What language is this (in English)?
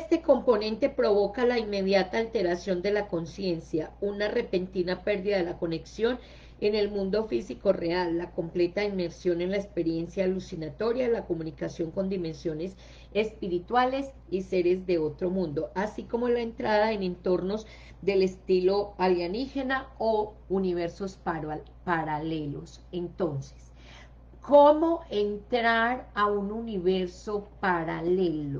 Spanish